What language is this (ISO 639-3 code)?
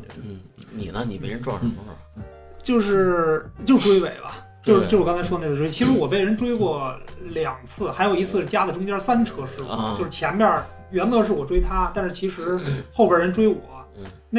zho